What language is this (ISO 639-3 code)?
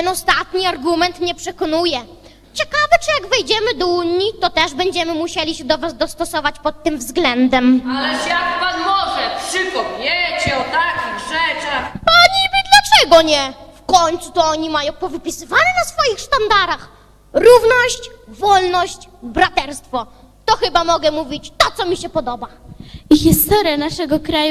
pol